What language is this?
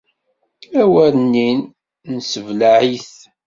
Kabyle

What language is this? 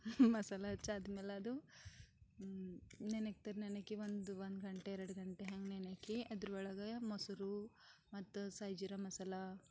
Kannada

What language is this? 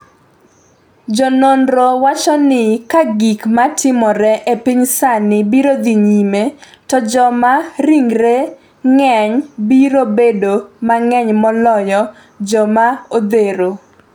Luo (Kenya and Tanzania)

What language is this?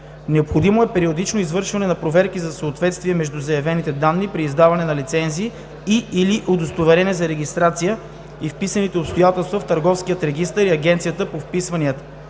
Bulgarian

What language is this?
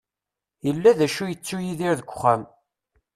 Kabyle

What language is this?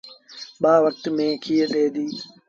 Sindhi Bhil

